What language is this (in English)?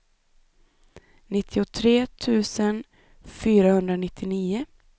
Swedish